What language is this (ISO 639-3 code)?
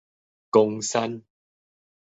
nan